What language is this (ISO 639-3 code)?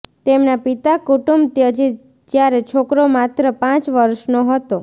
guj